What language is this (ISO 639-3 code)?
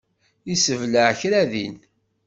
kab